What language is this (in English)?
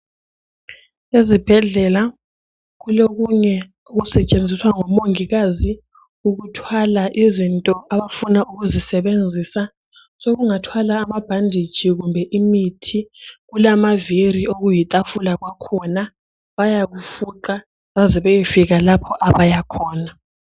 North Ndebele